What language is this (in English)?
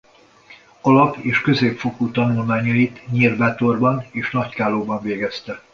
Hungarian